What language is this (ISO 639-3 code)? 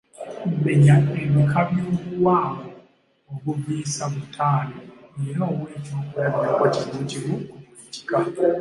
lug